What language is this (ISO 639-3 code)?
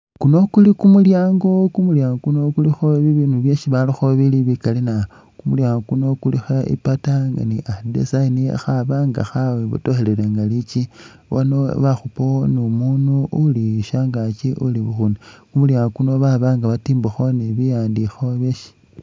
myx